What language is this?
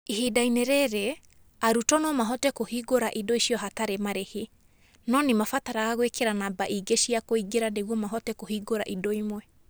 Kikuyu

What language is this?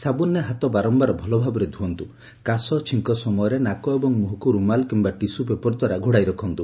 Odia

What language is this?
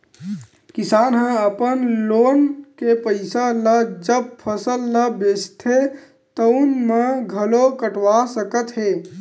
Chhattisgarhi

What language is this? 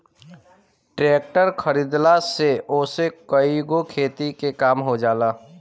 Bhojpuri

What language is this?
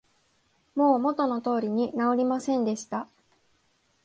Japanese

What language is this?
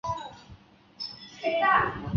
Chinese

